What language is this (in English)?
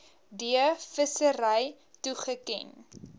Afrikaans